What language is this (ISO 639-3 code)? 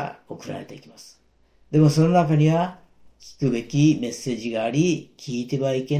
jpn